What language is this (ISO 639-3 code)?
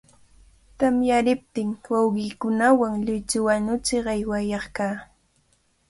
qvl